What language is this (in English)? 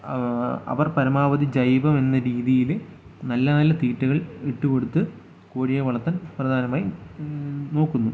Malayalam